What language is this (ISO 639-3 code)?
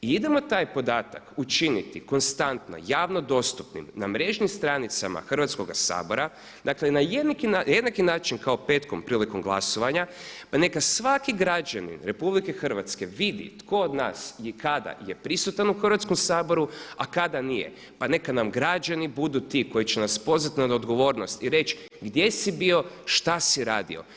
hrv